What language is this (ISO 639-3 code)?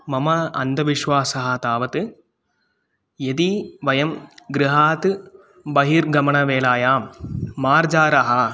san